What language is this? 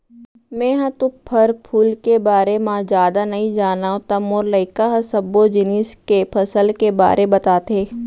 Chhattisgarhi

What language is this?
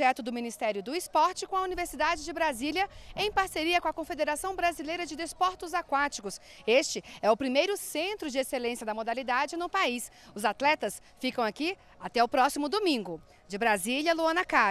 Portuguese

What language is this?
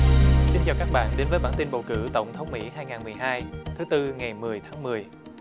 Vietnamese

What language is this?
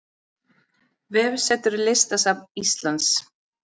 Icelandic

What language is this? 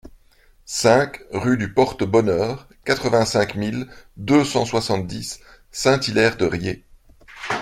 French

